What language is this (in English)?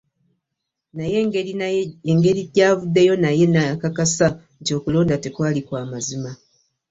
Ganda